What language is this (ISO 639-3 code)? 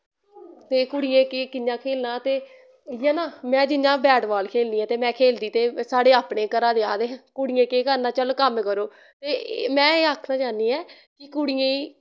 doi